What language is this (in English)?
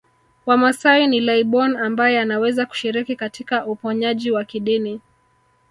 Swahili